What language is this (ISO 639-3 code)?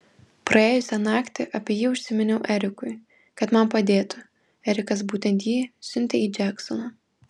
lit